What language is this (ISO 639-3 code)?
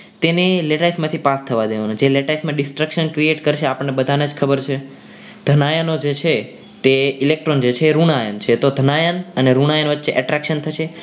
guj